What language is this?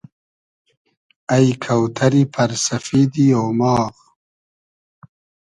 Hazaragi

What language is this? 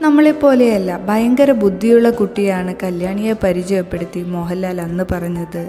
Polish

